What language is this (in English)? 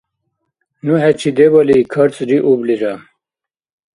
Dargwa